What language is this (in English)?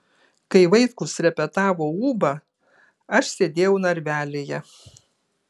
Lithuanian